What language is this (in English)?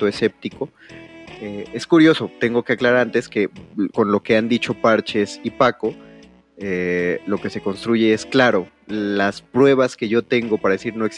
Spanish